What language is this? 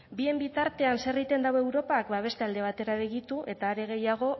Basque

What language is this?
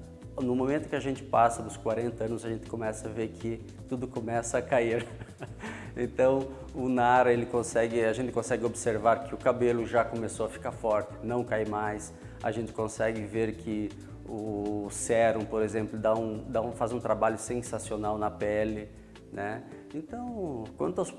Portuguese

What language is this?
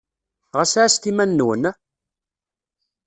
Kabyle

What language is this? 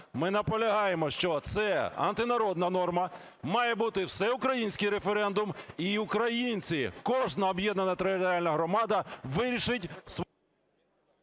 Ukrainian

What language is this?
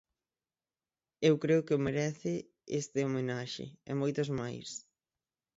Galician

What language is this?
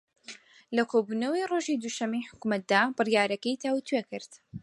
Central Kurdish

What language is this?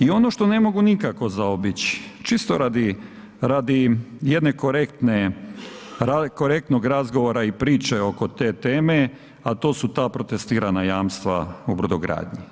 Croatian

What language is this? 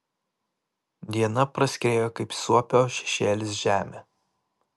Lithuanian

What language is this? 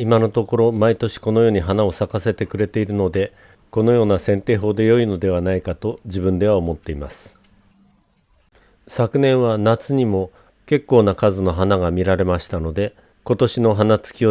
Japanese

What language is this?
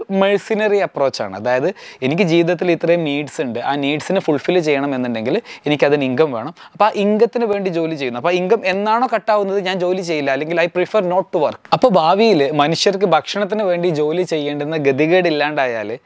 Malayalam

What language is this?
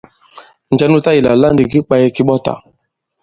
Bankon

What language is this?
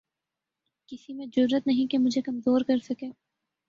Urdu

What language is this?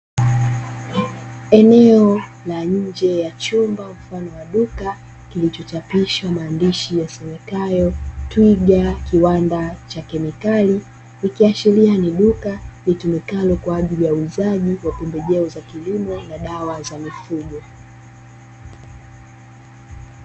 Swahili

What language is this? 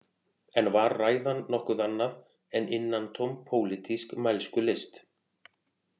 Icelandic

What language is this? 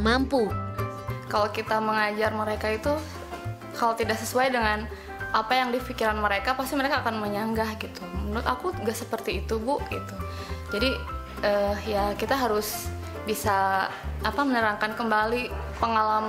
Indonesian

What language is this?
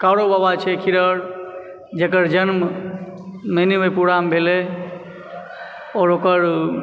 Maithili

